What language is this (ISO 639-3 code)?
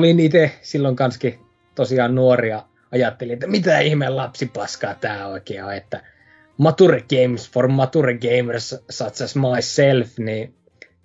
fin